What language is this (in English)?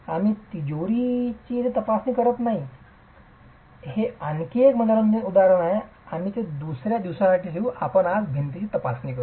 Marathi